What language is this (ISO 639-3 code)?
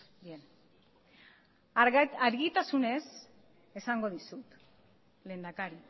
eus